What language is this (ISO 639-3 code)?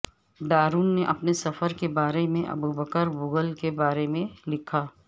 urd